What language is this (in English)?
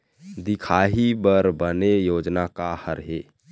Chhattisgarhi